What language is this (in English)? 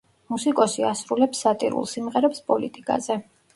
Georgian